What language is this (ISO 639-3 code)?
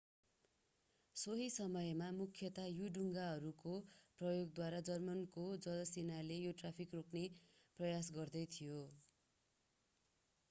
nep